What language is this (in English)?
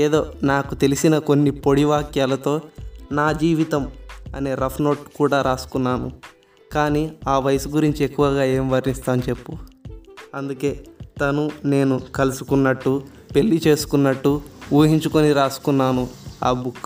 Telugu